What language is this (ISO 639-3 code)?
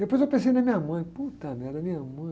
por